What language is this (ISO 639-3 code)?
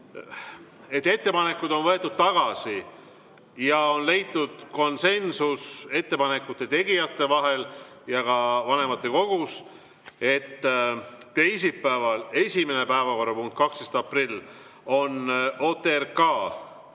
est